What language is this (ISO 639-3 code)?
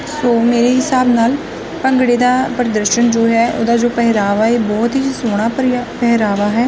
pan